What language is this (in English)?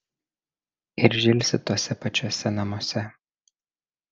Lithuanian